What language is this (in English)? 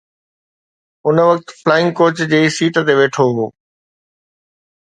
Sindhi